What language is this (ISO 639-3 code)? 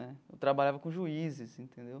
por